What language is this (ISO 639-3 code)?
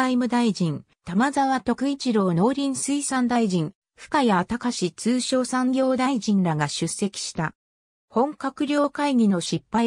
jpn